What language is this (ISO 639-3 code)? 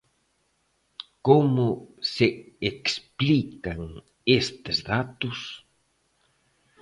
glg